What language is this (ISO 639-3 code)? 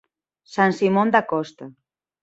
glg